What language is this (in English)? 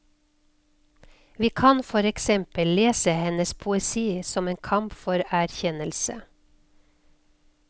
Norwegian